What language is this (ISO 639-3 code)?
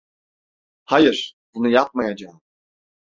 tur